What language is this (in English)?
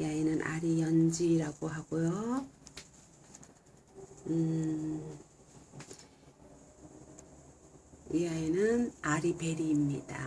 Korean